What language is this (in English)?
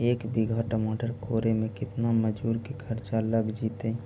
Magahi